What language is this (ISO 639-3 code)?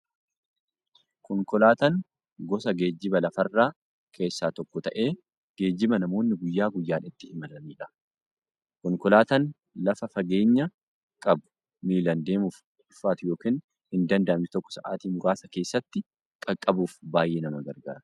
orm